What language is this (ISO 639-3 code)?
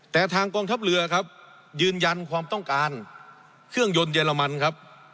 tha